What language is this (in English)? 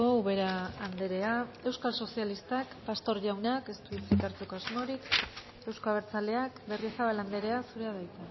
Basque